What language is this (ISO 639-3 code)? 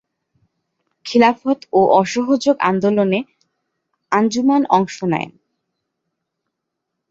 ben